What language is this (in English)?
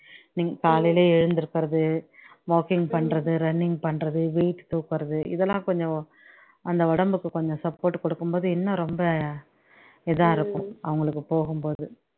Tamil